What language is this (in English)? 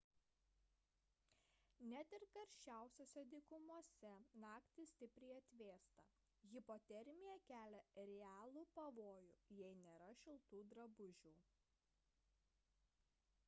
Lithuanian